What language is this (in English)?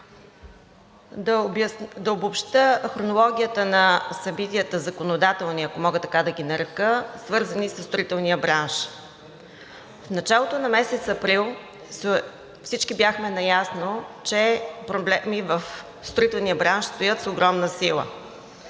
Bulgarian